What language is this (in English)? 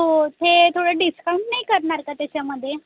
Marathi